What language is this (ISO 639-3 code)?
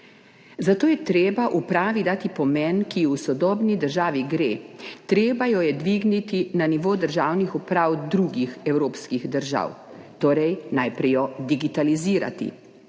slv